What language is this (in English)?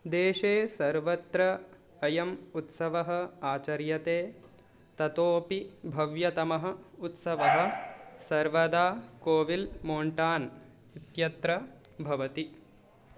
Sanskrit